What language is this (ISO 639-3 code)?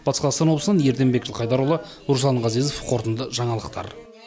kaz